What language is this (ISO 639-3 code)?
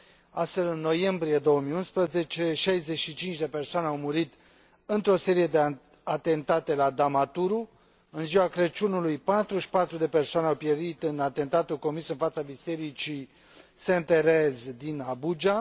ron